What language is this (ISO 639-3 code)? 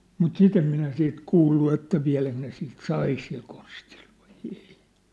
fin